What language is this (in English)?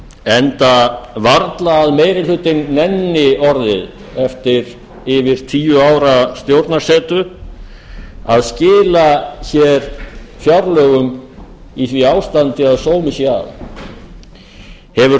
Icelandic